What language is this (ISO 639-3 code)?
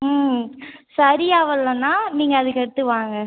tam